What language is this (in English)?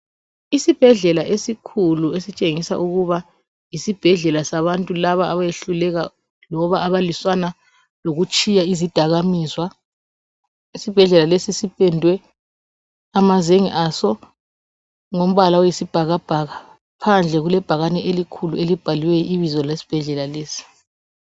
North Ndebele